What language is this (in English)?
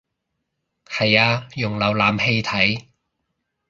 Cantonese